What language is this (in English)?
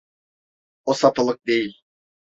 Turkish